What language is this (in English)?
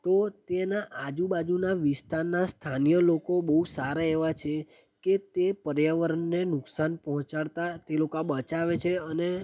Gujarati